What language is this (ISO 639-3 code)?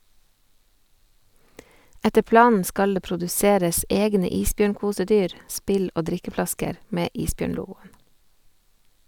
nor